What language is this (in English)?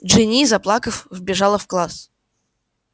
Russian